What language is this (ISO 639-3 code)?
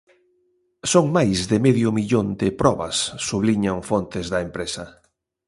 glg